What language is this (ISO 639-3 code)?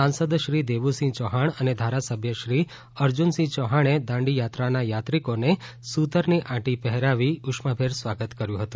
guj